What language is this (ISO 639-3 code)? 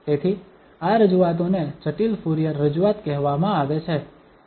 guj